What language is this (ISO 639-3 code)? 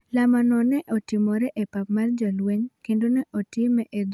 luo